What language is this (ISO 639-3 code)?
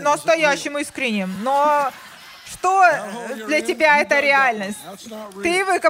rus